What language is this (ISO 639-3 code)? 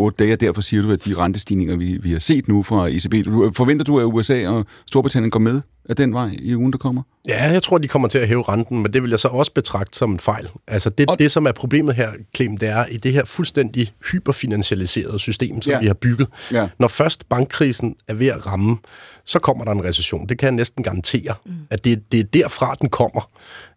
dan